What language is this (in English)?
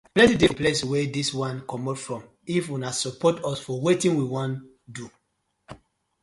Nigerian Pidgin